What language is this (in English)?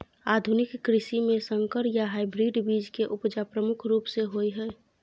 Maithili